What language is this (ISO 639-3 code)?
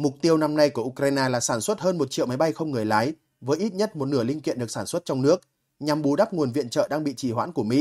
vie